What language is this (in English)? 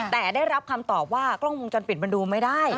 Thai